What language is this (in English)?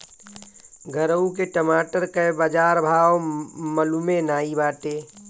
Bhojpuri